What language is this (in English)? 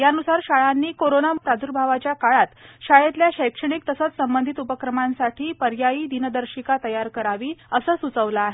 Marathi